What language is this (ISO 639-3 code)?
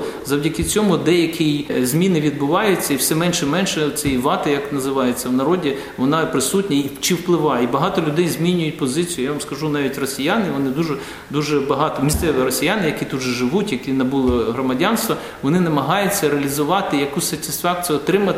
ukr